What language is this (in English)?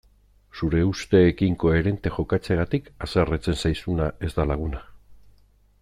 Basque